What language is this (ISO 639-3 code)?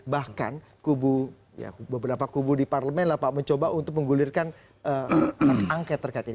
ind